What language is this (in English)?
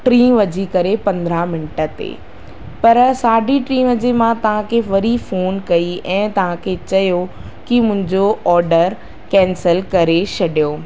Sindhi